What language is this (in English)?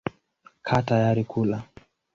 Swahili